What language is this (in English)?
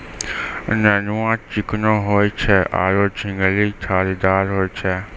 Maithili